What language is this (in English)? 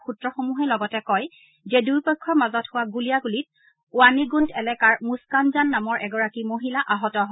Assamese